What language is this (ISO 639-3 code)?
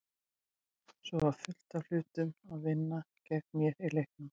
isl